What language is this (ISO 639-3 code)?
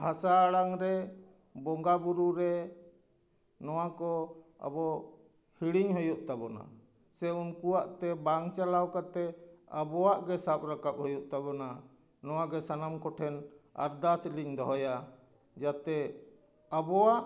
sat